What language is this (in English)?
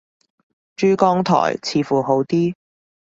Cantonese